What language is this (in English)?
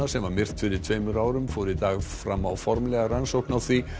Icelandic